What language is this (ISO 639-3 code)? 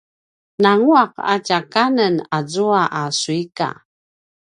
pwn